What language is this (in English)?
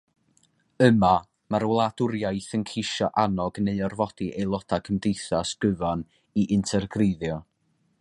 Welsh